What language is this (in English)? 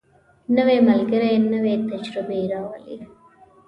Pashto